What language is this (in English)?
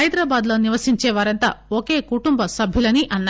Telugu